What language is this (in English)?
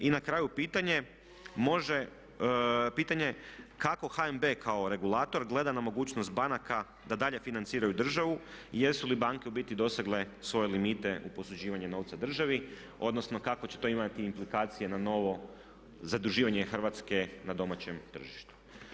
Croatian